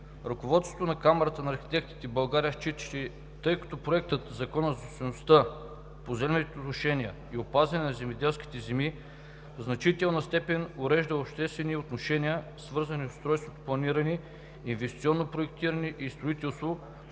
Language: Bulgarian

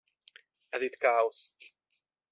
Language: Hungarian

